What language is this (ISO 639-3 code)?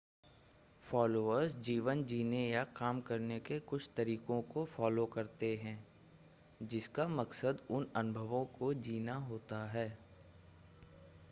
hin